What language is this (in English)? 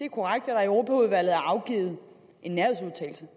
Danish